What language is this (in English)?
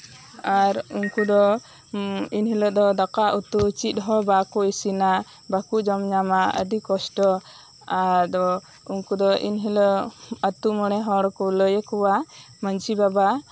Santali